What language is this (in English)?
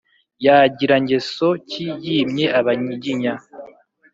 Kinyarwanda